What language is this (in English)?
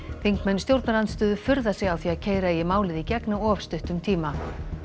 Icelandic